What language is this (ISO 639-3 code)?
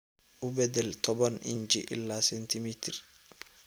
som